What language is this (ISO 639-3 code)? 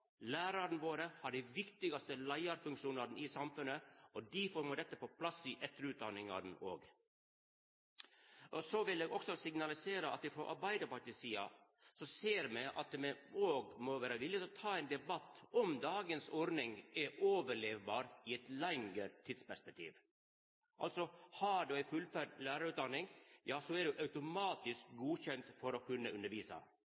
nno